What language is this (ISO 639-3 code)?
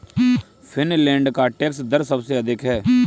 hin